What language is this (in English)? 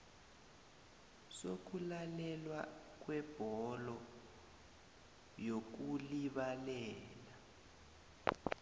South Ndebele